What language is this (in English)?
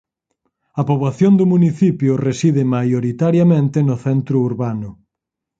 Galician